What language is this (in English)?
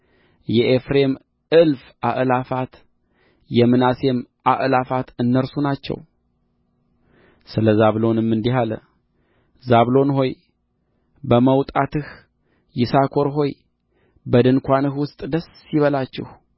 Amharic